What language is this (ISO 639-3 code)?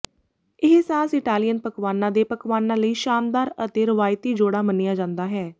pan